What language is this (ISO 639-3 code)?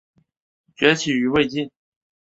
zho